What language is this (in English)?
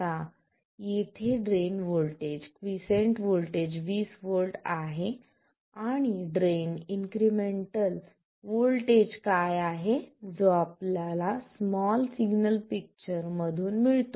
Marathi